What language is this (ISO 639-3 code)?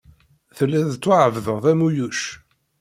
kab